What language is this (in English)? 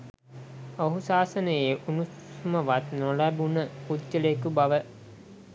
Sinhala